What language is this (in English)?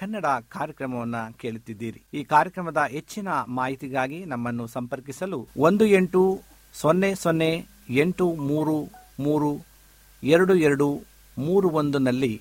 Kannada